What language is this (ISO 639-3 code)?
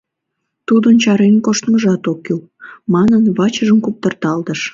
chm